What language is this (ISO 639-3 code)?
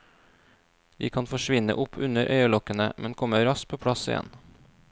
nor